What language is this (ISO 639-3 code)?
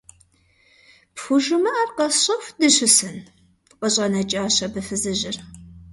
kbd